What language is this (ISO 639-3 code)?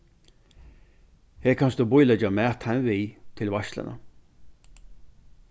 fao